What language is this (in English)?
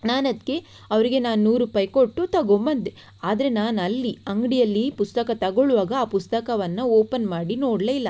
Kannada